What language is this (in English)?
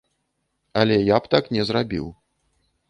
Belarusian